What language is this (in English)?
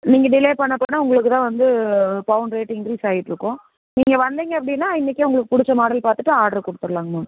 Tamil